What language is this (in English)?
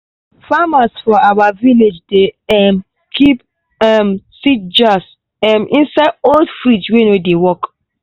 Nigerian Pidgin